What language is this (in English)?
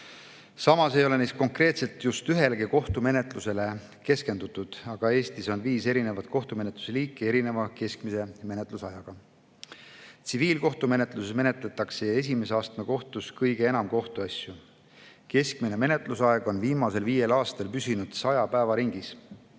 Estonian